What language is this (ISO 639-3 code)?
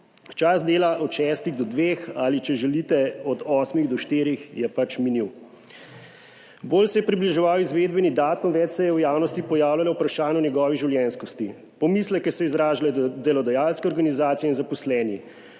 slv